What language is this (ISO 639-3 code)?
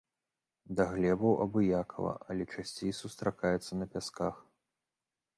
bel